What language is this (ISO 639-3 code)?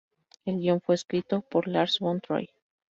spa